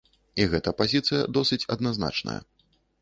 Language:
Belarusian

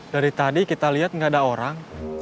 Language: Indonesian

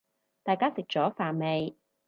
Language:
Cantonese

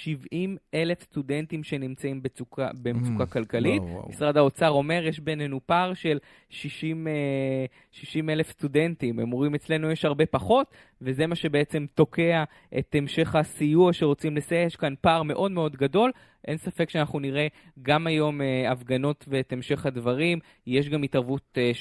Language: Hebrew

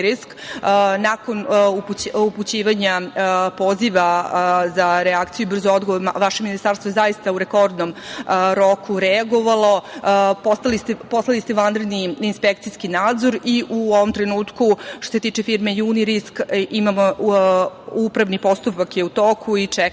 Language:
Serbian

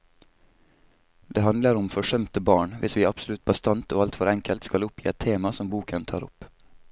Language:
Norwegian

